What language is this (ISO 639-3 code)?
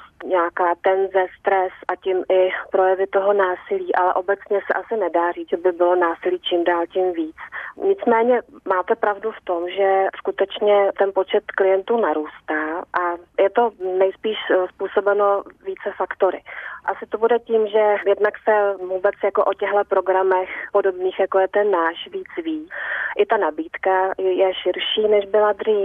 ces